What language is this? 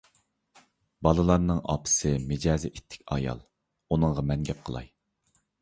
Uyghur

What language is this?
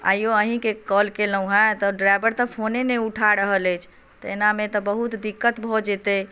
Maithili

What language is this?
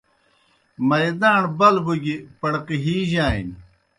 Kohistani Shina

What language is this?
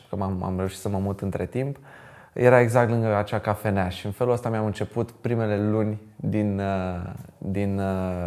Romanian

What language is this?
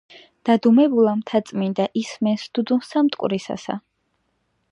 Georgian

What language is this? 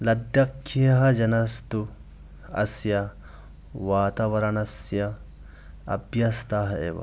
Sanskrit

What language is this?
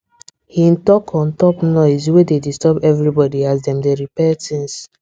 Nigerian Pidgin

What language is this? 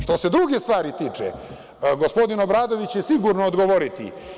Serbian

